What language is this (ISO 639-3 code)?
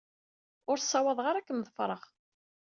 kab